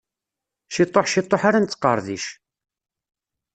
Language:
Kabyle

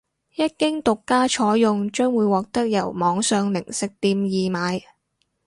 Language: Cantonese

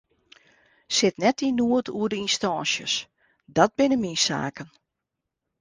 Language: Western Frisian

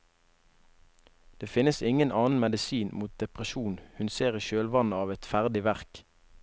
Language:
Norwegian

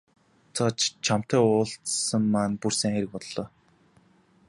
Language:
Mongolian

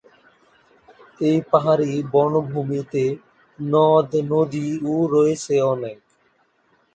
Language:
Bangla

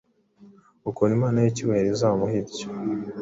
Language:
Kinyarwanda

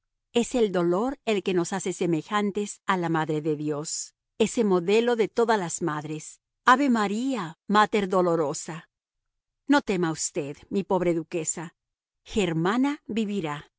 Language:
Spanish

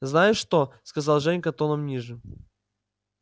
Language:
Russian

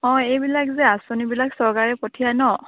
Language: Assamese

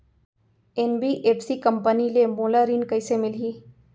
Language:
Chhattisgarhi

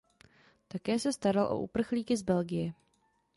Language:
Czech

